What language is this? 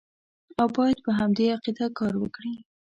Pashto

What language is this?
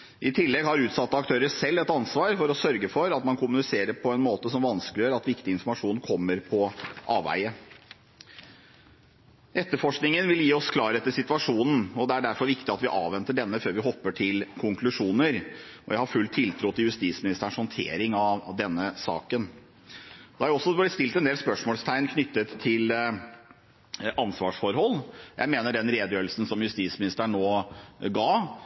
Norwegian Bokmål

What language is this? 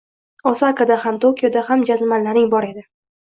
Uzbek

